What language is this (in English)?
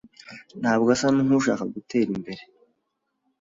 Kinyarwanda